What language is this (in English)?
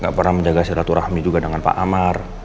Indonesian